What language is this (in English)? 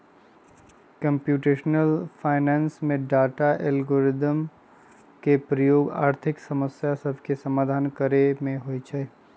Magahi